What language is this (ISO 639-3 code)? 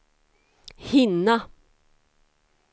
swe